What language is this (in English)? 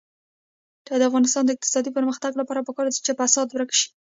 Pashto